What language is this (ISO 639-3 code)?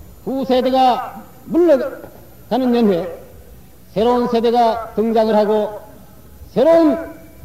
kor